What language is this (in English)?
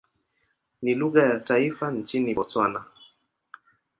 Swahili